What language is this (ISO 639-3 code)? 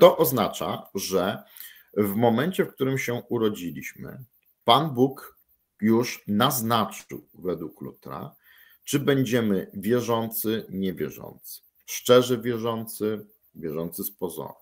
pol